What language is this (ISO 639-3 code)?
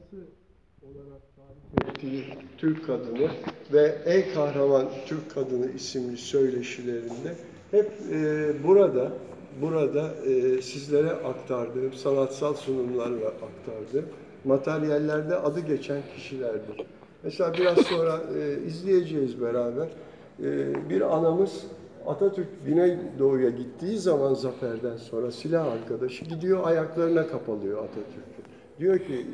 tur